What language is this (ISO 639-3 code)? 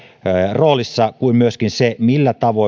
fin